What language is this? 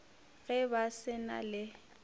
Northern Sotho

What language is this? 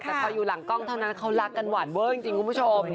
Thai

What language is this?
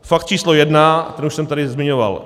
Czech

